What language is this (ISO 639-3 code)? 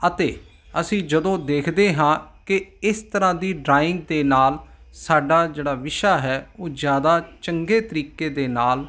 pan